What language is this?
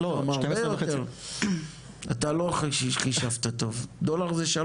Hebrew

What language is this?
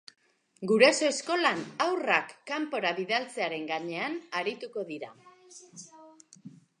Basque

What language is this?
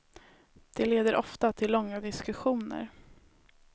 Swedish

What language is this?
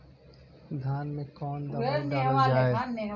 Bhojpuri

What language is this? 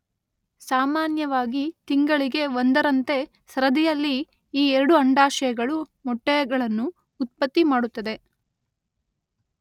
Kannada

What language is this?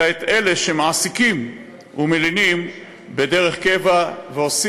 Hebrew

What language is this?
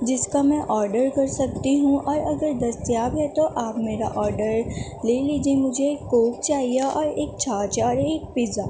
Urdu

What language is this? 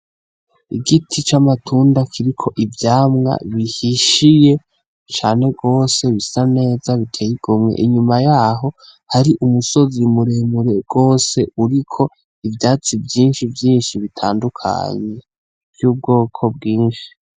Rundi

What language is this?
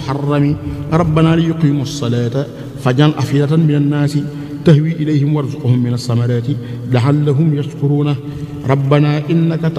Arabic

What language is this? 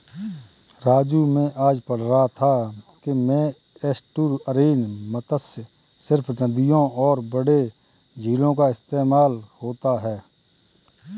Hindi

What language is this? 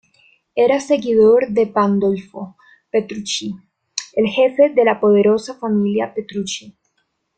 Spanish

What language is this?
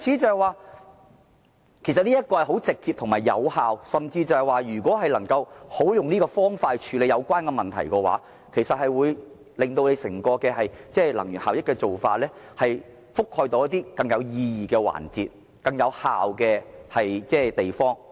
Cantonese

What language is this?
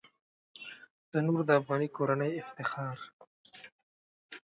Pashto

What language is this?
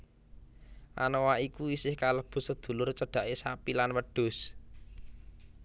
Javanese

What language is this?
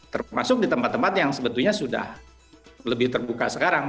Indonesian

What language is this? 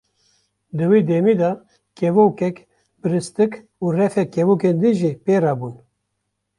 Kurdish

